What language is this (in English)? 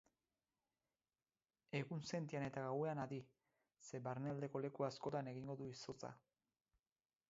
Basque